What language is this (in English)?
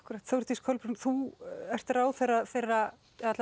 Icelandic